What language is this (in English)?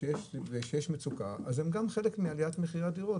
Hebrew